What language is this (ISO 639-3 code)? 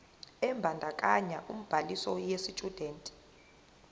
zul